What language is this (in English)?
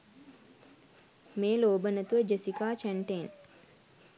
Sinhala